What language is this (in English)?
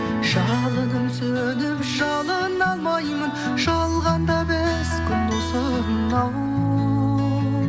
Kazakh